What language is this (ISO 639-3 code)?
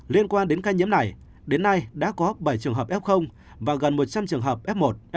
vie